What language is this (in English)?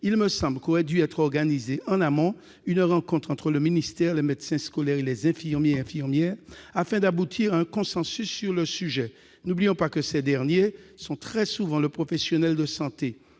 French